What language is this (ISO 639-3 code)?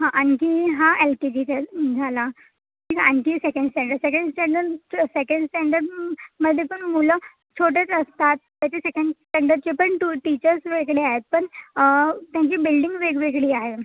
mar